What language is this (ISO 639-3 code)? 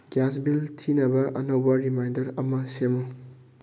mni